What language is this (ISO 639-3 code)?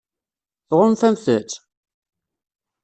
kab